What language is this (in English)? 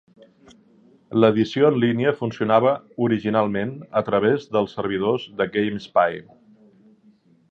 Catalan